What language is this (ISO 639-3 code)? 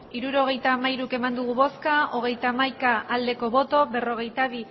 eus